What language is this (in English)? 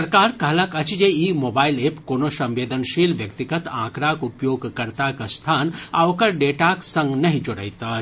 Maithili